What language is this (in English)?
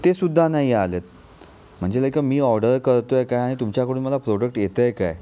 Marathi